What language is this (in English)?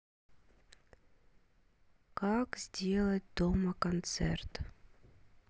Russian